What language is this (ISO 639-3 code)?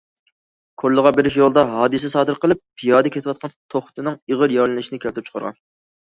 uig